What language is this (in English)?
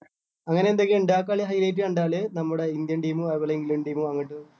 Malayalam